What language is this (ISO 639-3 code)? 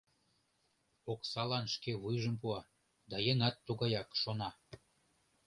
chm